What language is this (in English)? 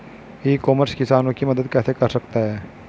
Hindi